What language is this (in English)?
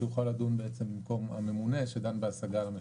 Hebrew